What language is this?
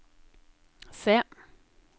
Norwegian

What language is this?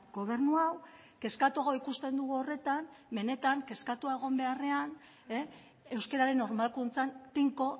Basque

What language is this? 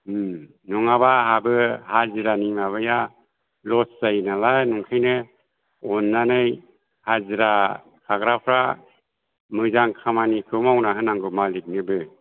Bodo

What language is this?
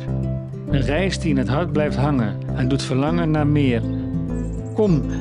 Dutch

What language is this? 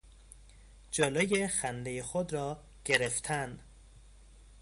Persian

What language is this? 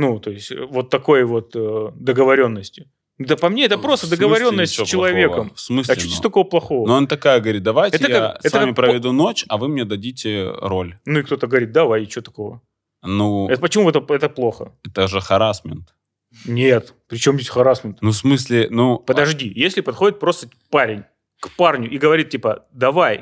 Russian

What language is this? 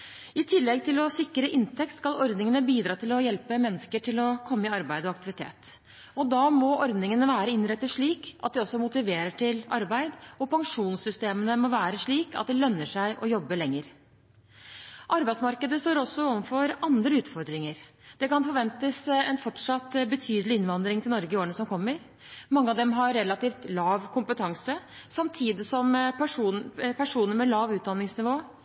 Norwegian Bokmål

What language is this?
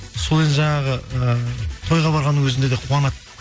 Kazakh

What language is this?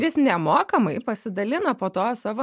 Lithuanian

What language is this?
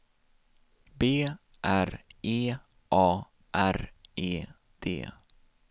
Swedish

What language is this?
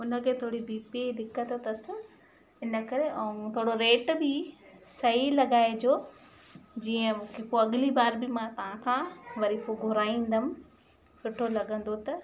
Sindhi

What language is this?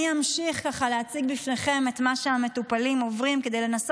Hebrew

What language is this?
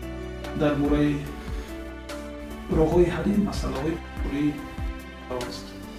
Persian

